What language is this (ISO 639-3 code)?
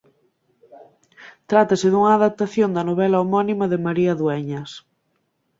glg